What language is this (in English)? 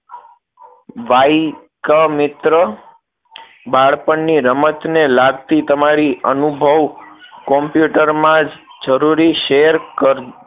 Gujarati